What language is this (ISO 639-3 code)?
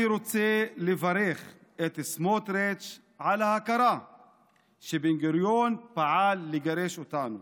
heb